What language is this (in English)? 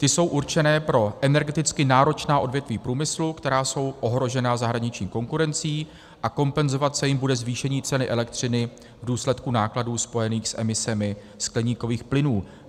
Czech